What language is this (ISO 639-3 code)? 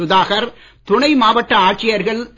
tam